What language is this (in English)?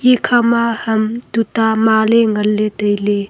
Wancho Naga